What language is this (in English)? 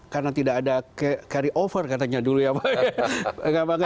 Indonesian